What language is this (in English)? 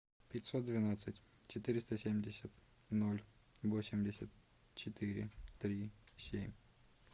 Russian